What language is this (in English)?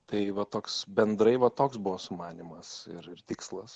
Lithuanian